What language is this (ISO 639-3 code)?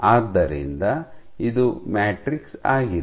kan